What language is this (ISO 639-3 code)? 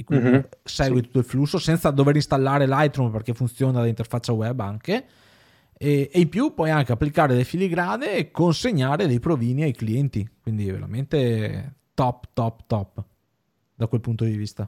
ita